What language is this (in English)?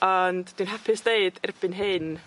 Welsh